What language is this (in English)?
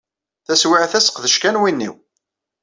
Kabyle